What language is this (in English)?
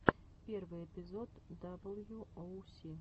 Russian